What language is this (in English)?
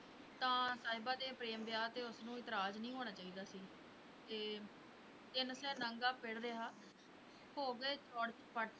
Punjabi